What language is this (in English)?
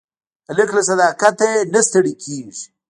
Pashto